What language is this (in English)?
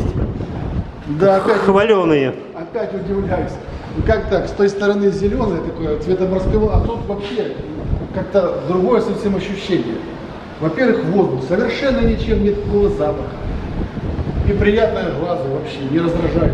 Russian